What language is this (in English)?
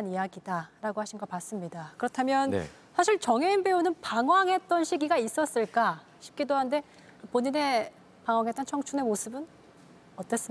Korean